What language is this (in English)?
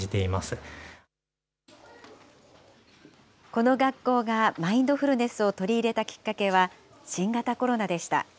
Japanese